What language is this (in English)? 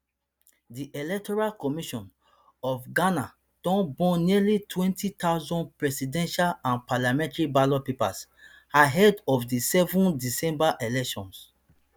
Nigerian Pidgin